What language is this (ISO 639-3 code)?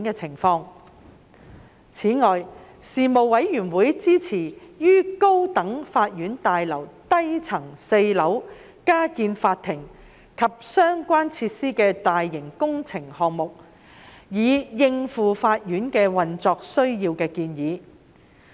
yue